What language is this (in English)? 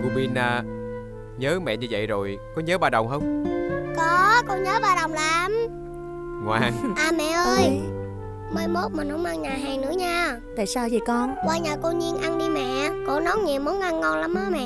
Vietnamese